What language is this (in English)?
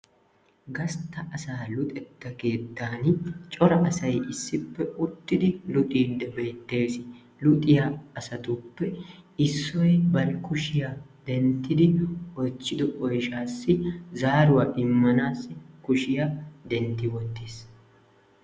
Wolaytta